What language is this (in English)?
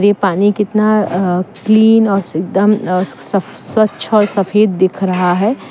Hindi